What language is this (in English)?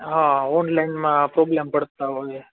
Gujarati